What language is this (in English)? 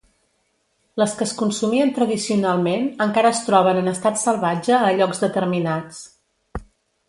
Catalan